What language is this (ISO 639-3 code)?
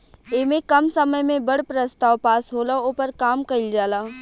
bho